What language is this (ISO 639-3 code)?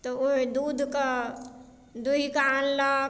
mai